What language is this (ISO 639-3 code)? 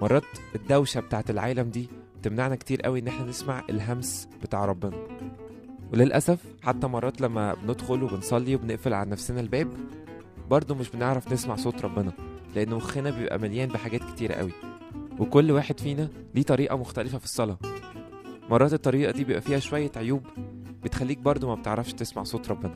ara